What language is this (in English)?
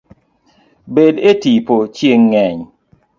Luo (Kenya and Tanzania)